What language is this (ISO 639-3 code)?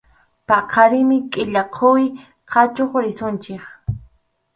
qxu